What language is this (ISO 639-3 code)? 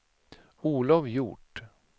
swe